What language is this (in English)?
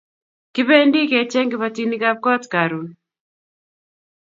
Kalenjin